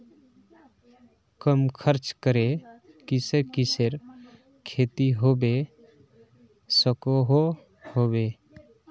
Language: Magahi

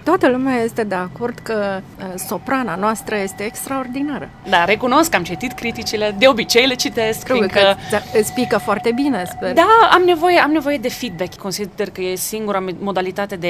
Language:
Romanian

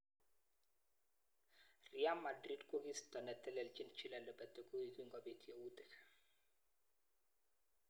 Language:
Kalenjin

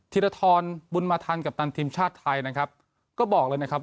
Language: Thai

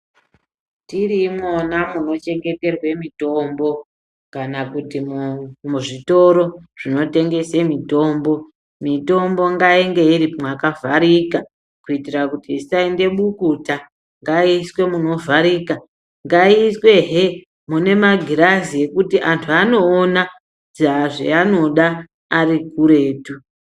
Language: Ndau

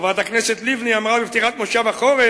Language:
Hebrew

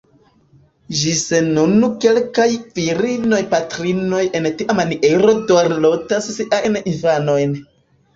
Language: Esperanto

